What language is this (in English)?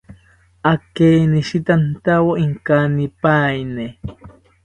South Ucayali Ashéninka